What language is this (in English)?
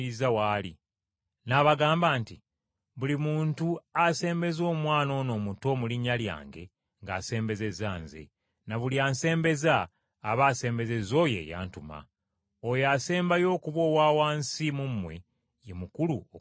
Ganda